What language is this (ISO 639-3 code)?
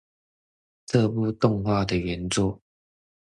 zho